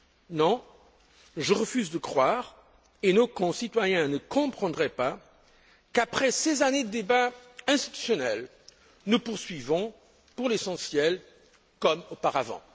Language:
French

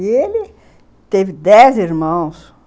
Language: Portuguese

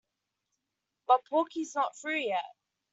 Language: English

